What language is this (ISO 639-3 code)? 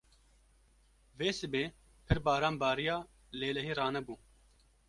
kur